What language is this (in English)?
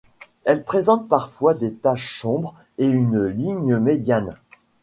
French